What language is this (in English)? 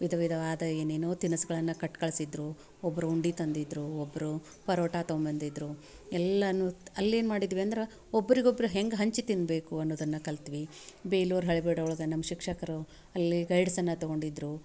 Kannada